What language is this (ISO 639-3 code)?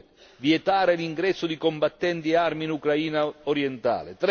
ita